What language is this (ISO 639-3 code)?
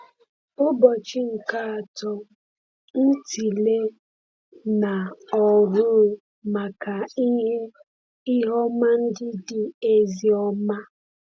ibo